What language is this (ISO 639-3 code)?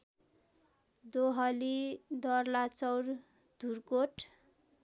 nep